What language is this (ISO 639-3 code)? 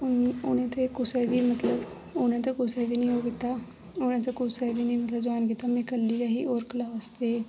doi